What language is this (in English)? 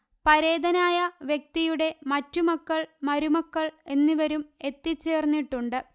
Malayalam